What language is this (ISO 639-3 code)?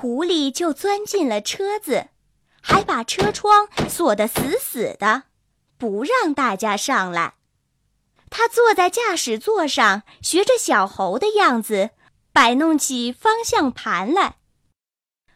zho